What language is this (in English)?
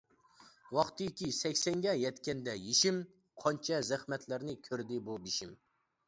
Uyghur